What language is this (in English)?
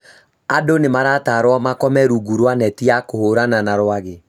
Kikuyu